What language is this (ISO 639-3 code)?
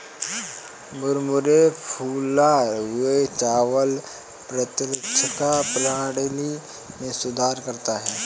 hin